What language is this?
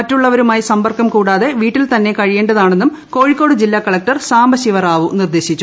Malayalam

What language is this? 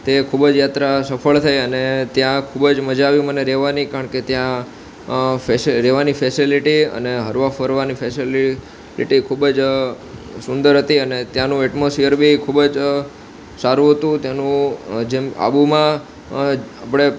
Gujarati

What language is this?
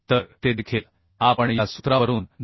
Marathi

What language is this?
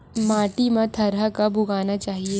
Chhattisgarhi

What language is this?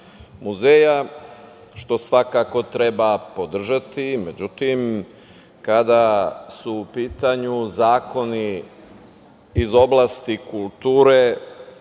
Serbian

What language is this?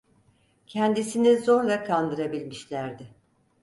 Turkish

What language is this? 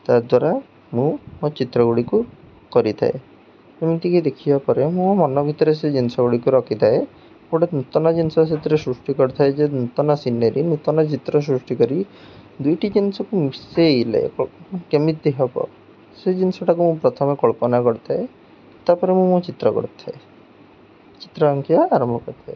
Odia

